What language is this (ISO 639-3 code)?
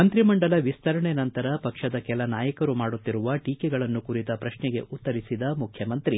kan